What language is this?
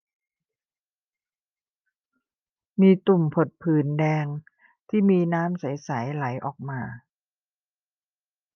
Thai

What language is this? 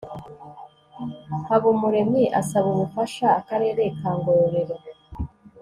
Kinyarwanda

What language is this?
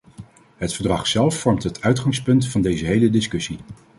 Dutch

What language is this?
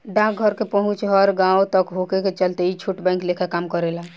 Bhojpuri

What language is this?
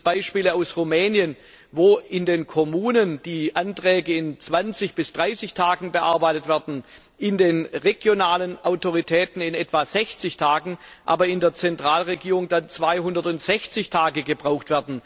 German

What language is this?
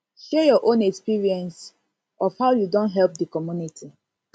Nigerian Pidgin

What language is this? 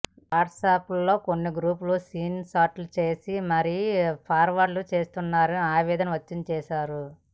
Telugu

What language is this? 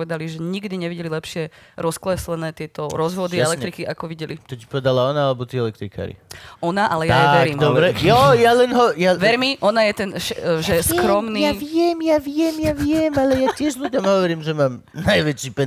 Slovak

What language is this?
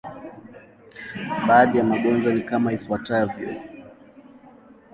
Swahili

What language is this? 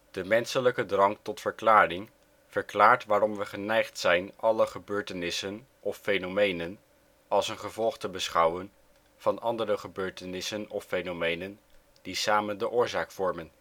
Dutch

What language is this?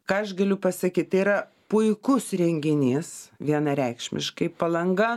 Lithuanian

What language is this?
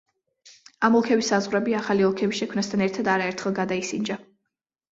Georgian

